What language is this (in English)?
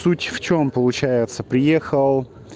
Russian